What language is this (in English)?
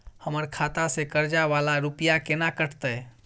Maithili